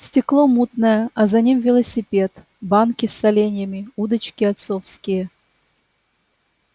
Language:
Russian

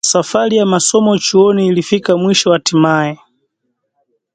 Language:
Swahili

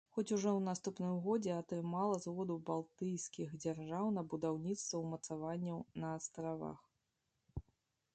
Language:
Belarusian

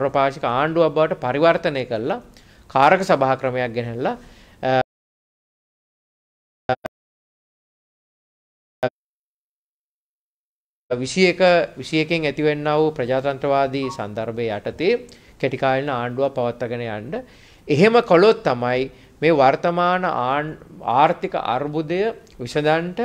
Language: Indonesian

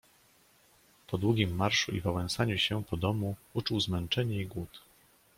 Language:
Polish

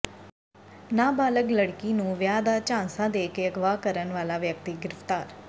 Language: Punjabi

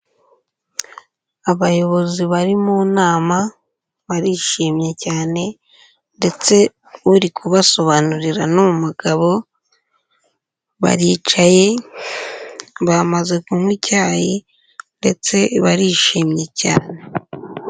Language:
Kinyarwanda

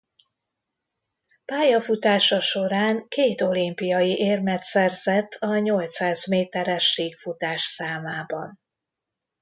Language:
Hungarian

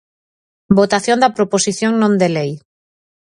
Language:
Galician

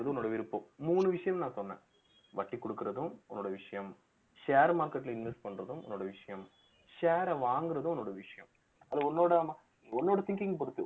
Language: Tamil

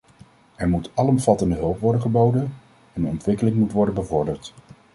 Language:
Dutch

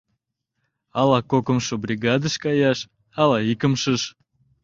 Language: Mari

